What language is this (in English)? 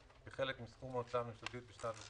Hebrew